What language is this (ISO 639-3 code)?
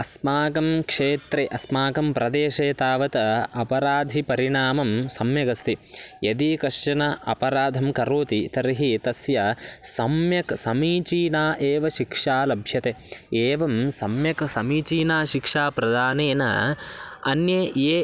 san